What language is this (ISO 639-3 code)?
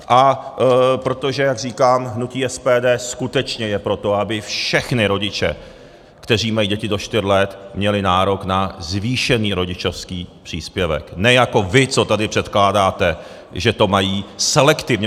ces